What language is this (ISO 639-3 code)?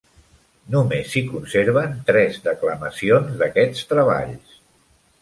cat